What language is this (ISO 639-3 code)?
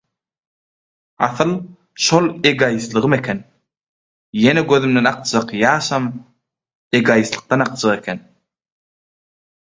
tuk